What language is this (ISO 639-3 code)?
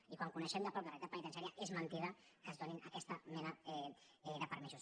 cat